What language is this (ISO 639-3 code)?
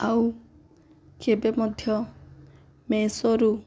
ori